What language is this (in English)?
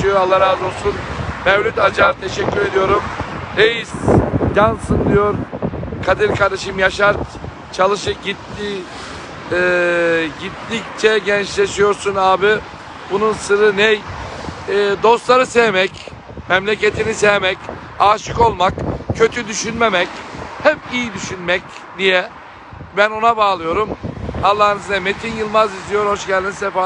Turkish